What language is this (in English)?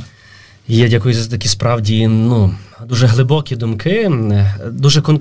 Ukrainian